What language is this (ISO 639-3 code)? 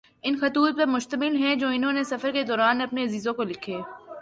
urd